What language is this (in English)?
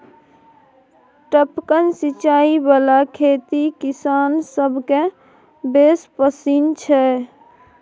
Maithili